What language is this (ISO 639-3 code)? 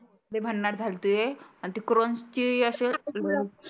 mar